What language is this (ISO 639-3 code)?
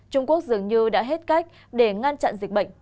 vie